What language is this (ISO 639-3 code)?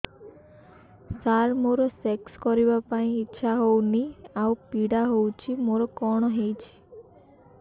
ori